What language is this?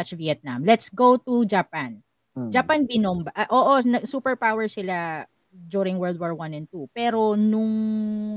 Filipino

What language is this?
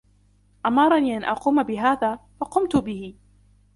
Arabic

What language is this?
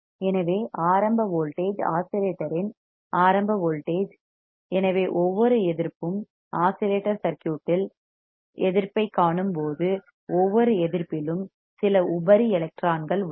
Tamil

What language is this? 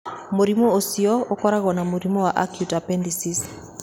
Kikuyu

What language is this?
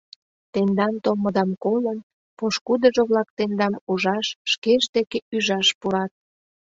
Mari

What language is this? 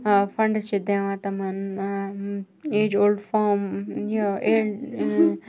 Kashmiri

